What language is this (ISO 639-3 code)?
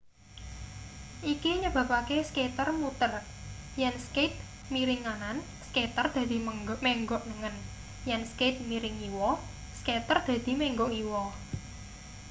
jav